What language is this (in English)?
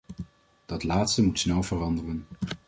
Dutch